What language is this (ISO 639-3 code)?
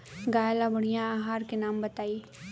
bho